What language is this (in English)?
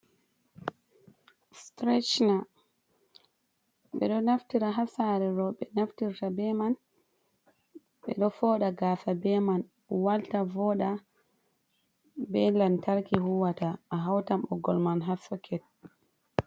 Fula